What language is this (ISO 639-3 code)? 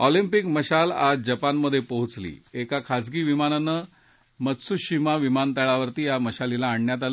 mar